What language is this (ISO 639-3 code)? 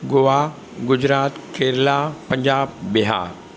snd